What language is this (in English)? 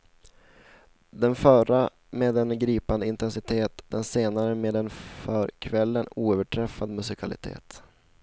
Swedish